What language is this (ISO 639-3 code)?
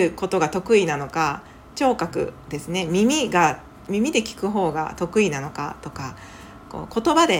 jpn